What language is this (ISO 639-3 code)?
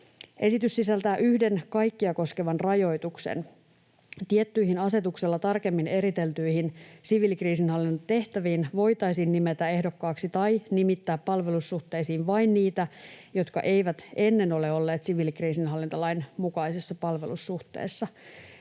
fin